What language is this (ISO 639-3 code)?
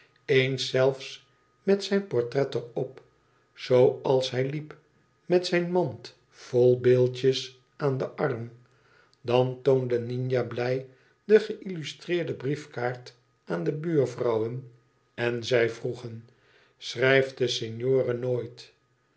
nld